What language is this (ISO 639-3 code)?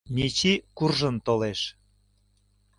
chm